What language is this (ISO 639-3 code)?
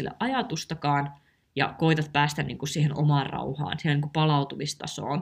fin